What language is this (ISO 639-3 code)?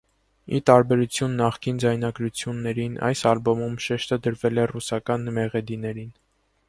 hye